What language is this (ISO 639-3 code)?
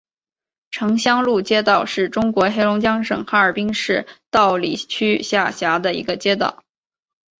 zho